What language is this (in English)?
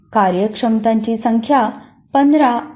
Marathi